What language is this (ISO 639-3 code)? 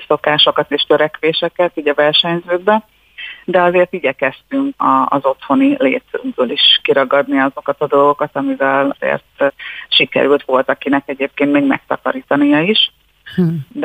hun